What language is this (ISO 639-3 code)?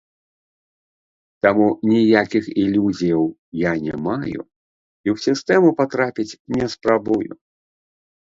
bel